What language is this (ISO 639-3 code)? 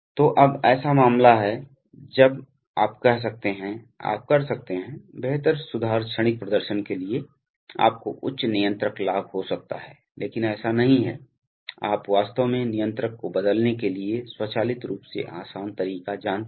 hin